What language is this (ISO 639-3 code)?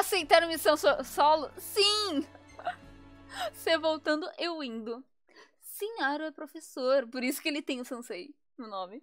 por